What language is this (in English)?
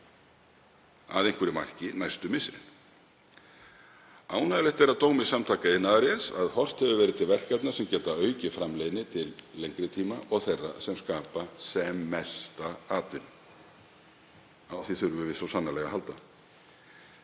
Icelandic